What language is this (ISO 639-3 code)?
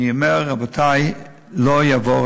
heb